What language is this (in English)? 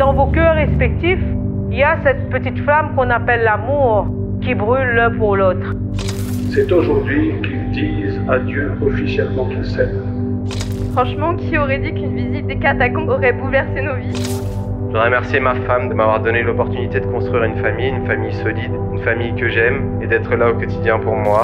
French